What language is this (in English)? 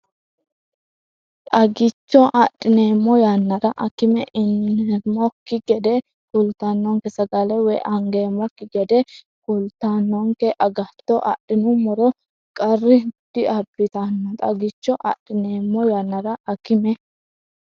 Sidamo